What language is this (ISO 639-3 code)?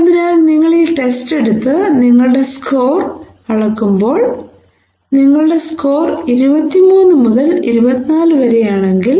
mal